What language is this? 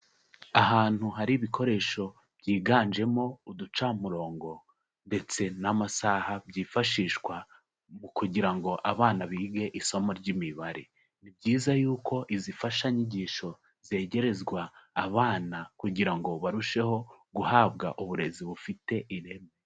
Kinyarwanda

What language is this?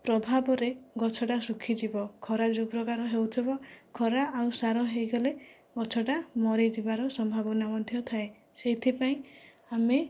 Odia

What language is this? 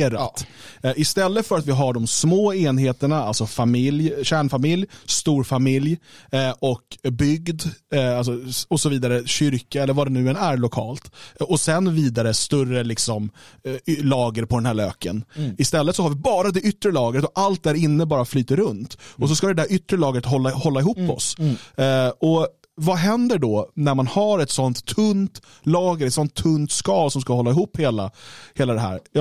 Swedish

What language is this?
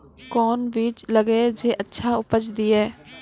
Maithili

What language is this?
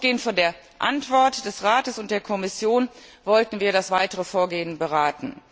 German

